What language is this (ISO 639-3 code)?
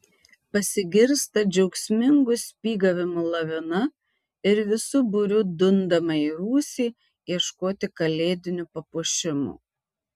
lit